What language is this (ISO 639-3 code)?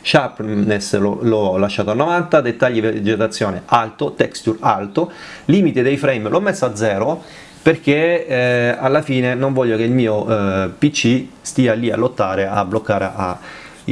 ita